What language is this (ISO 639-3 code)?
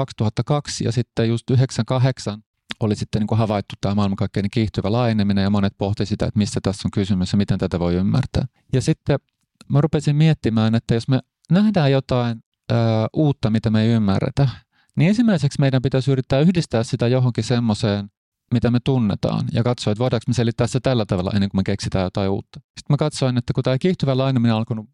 fin